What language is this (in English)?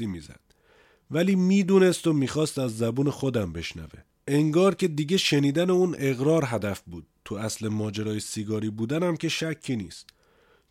Persian